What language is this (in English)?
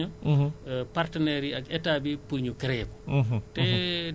Wolof